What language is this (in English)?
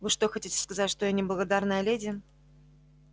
Russian